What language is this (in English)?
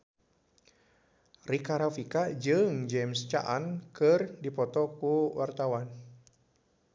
Sundanese